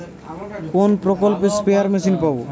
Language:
Bangla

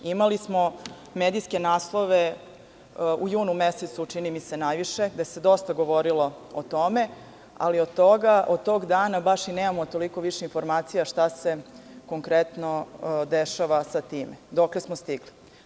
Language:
Serbian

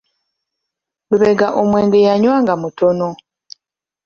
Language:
Ganda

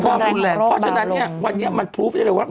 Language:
Thai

